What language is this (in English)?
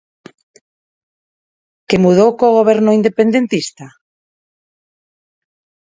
Galician